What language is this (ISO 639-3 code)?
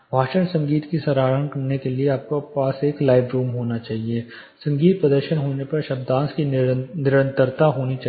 hin